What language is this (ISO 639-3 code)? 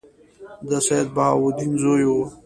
pus